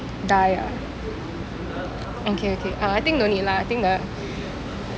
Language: English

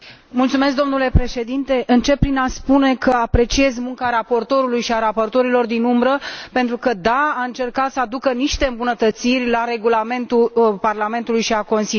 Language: Romanian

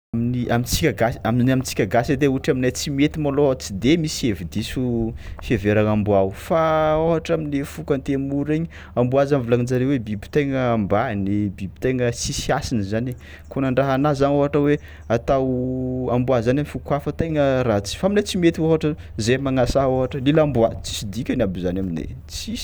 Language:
Tsimihety Malagasy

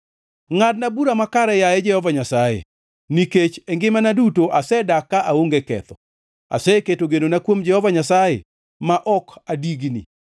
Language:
Luo (Kenya and Tanzania)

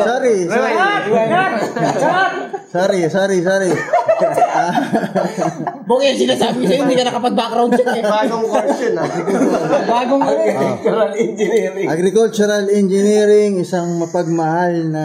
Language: Filipino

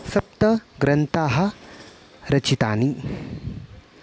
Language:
Sanskrit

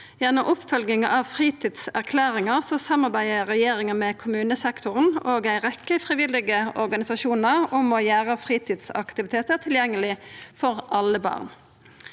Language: Norwegian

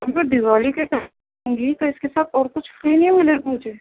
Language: Urdu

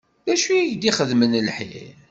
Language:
Kabyle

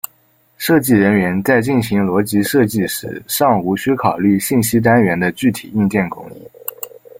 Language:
Chinese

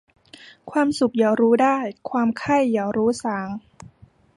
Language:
Thai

